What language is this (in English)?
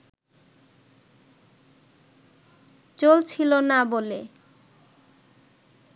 Bangla